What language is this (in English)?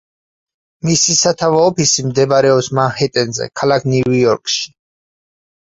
Georgian